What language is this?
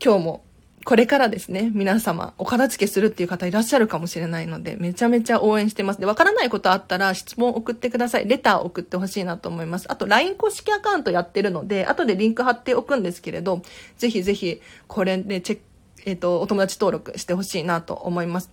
Japanese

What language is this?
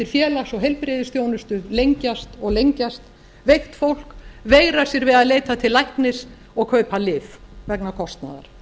Icelandic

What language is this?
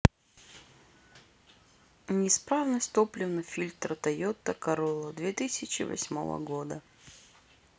Russian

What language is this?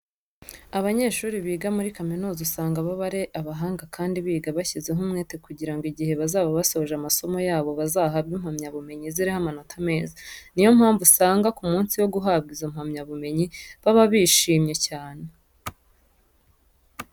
Kinyarwanda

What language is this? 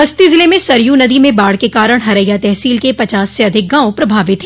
Hindi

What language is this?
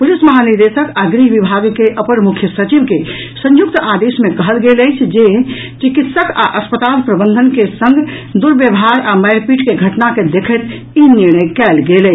Maithili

